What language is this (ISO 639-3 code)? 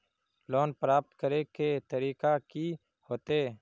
mag